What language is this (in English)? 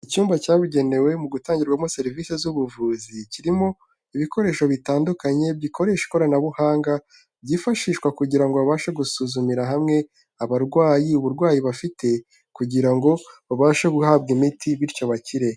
Kinyarwanda